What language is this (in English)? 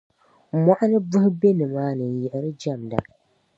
Dagbani